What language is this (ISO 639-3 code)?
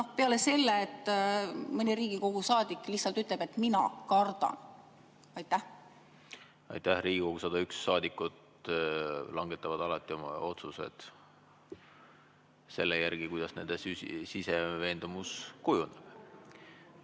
est